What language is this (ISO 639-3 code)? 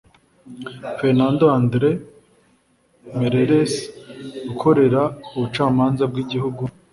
kin